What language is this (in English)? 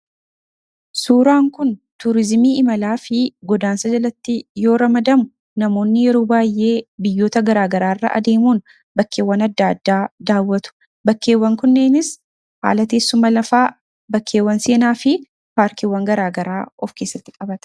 Oromo